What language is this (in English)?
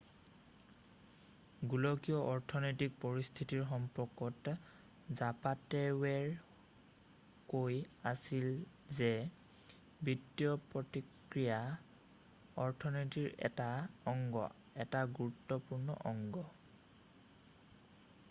Assamese